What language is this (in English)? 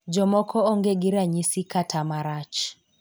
Luo (Kenya and Tanzania)